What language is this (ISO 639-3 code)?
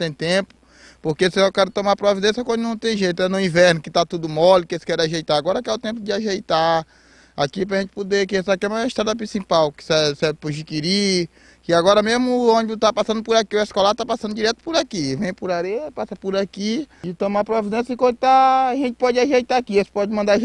por